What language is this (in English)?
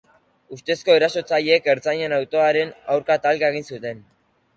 Basque